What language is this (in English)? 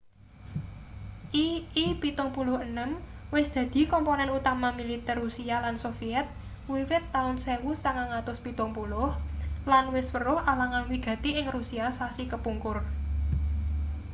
Javanese